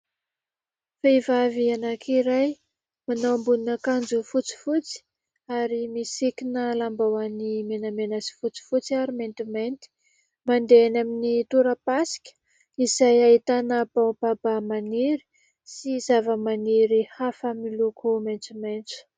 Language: Malagasy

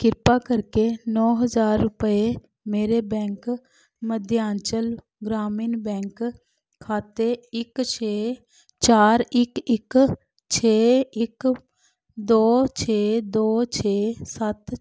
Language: Punjabi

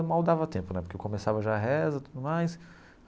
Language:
Portuguese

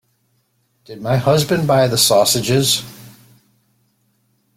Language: English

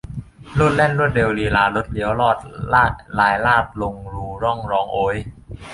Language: Thai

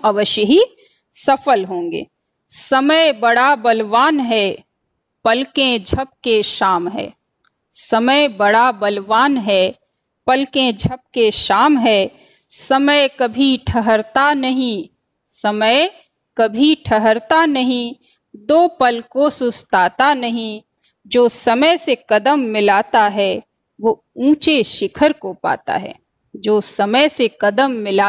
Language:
Hindi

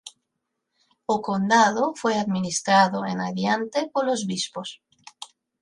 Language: Galician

